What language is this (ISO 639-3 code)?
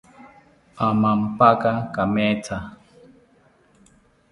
cpy